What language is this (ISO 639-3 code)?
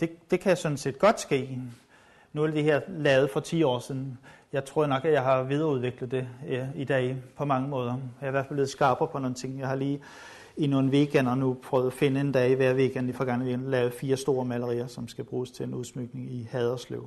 dan